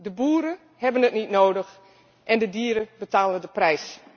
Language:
Dutch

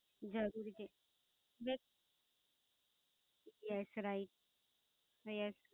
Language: Gujarati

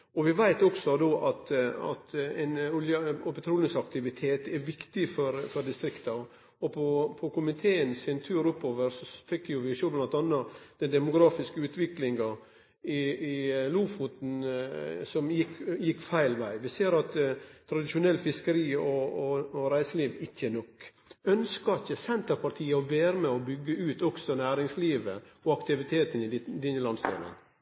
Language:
Norwegian Nynorsk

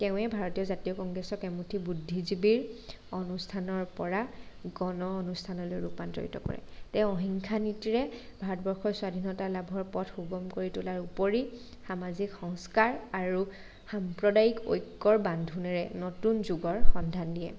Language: Assamese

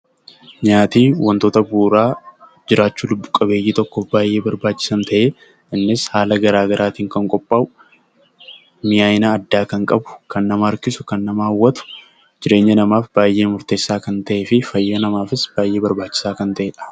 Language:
Oromo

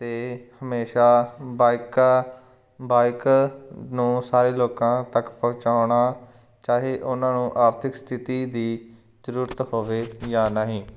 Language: Punjabi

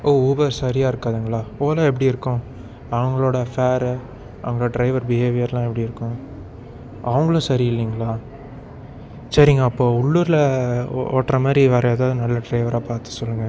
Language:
Tamil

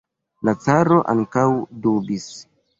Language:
Esperanto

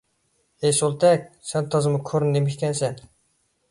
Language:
Uyghur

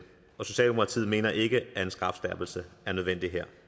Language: Danish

